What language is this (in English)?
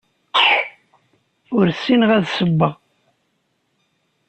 Kabyle